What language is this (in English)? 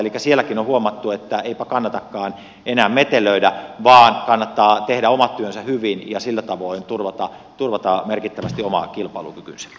Finnish